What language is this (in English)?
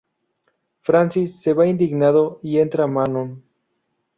Spanish